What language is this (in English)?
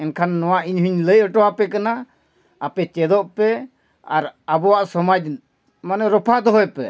Santali